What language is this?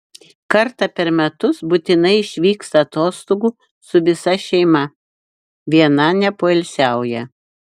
Lithuanian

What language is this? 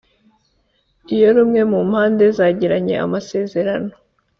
Kinyarwanda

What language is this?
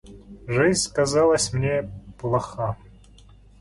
Russian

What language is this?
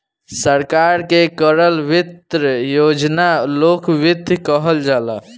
Bhojpuri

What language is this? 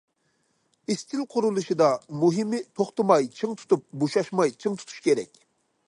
Uyghur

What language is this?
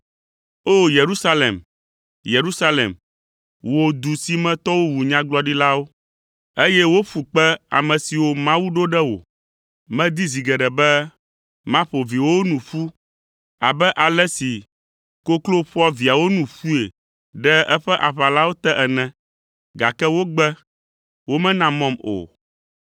Ewe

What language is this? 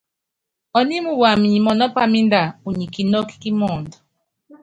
Yangben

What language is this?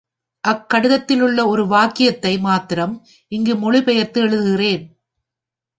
Tamil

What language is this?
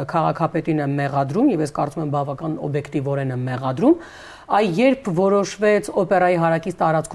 Romanian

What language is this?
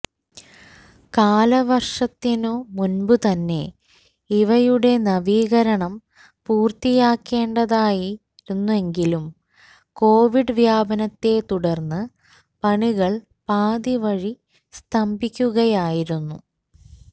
Malayalam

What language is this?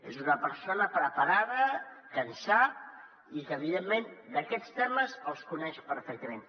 Catalan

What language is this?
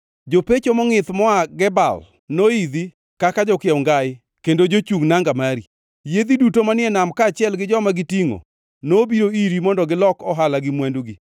Luo (Kenya and Tanzania)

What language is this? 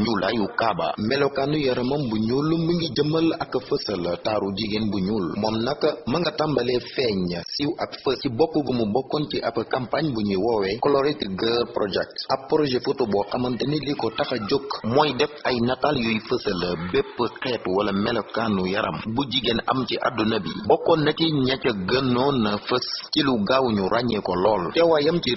Indonesian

